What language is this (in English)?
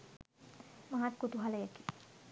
Sinhala